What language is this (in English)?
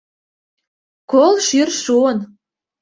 Mari